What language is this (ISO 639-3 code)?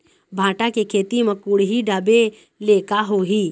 hne